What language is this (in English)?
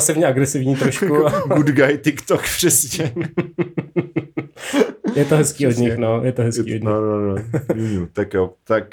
Czech